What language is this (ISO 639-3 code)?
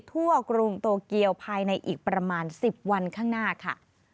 tha